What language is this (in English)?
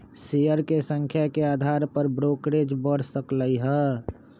Magahi